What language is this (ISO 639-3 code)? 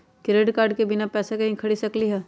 mag